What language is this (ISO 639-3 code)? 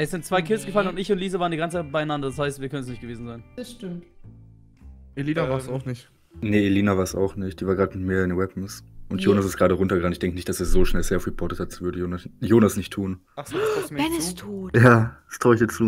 deu